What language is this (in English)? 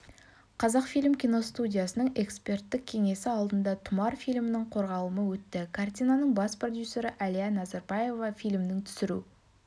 Kazakh